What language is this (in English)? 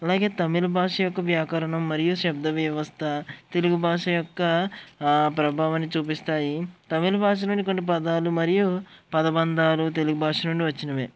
Telugu